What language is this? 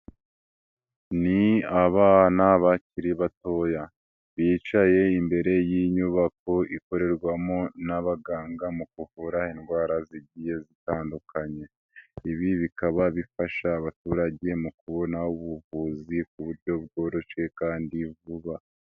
Kinyarwanda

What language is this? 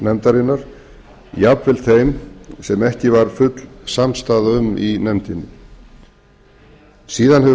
Icelandic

